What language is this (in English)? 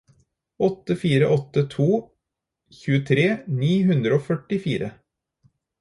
Norwegian Bokmål